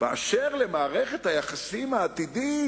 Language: Hebrew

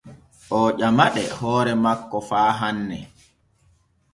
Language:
Borgu Fulfulde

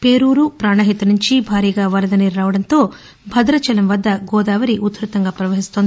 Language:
Telugu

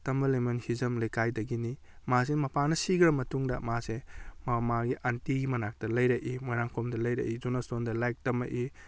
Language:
Manipuri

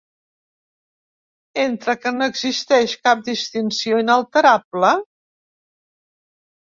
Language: Catalan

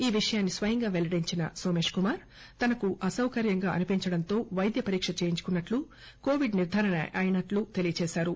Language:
Telugu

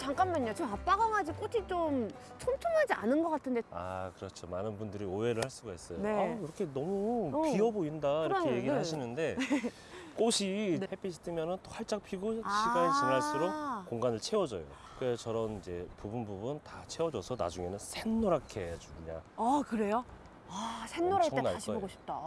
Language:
Korean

